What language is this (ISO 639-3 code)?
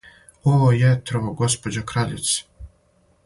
srp